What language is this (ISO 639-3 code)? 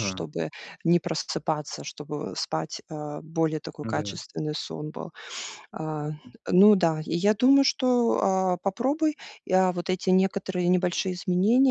rus